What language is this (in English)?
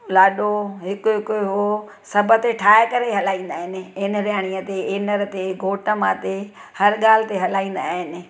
Sindhi